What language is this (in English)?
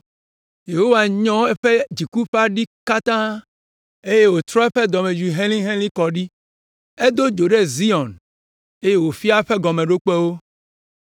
Ewe